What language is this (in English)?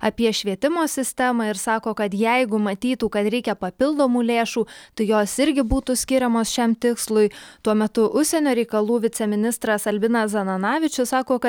Lithuanian